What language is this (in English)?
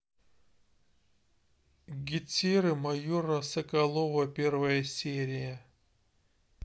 Russian